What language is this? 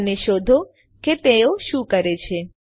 Gujarati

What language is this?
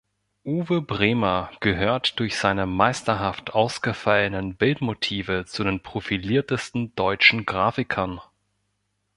German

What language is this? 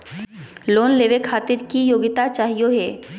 Magahi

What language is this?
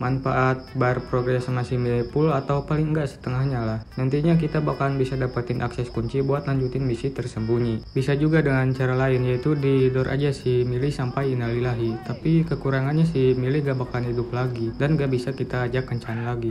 Indonesian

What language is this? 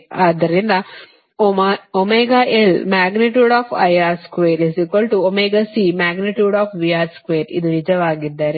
Kannada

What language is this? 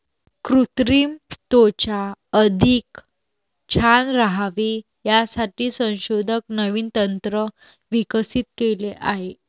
Marathi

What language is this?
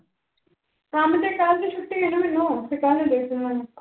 Punjabi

